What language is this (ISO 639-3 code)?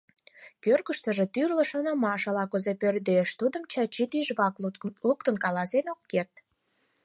chm